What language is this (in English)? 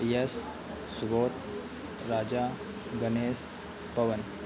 Hindi